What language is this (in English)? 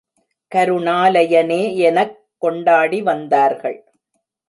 Tamil